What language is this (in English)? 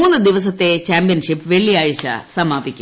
Malayalam